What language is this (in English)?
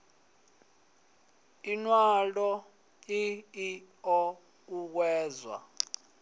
Venda